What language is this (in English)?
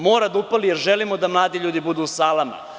Serbian